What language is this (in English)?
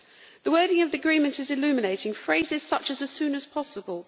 English